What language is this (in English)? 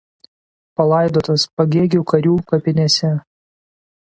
Lithuanian